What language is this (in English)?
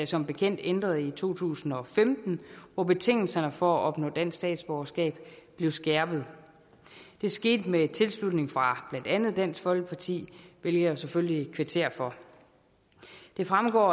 Danish